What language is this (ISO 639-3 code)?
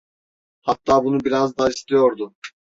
tur